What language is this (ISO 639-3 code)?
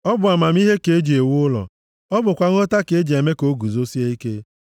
ibo